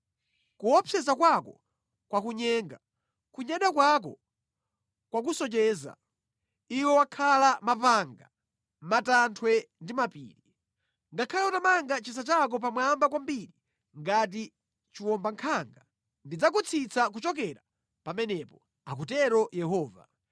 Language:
Nyanja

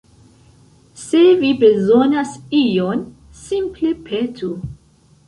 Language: Esperanto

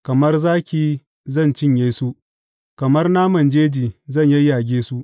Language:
Hausa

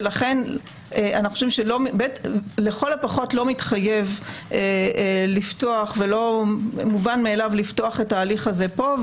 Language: Hebrew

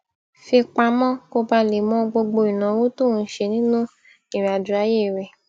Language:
Yoruba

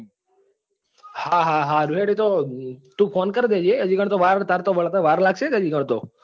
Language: Gujarati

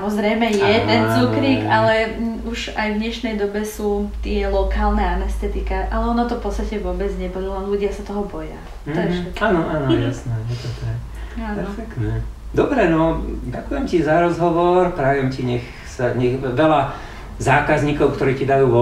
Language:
Slovak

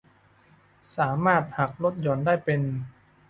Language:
Thai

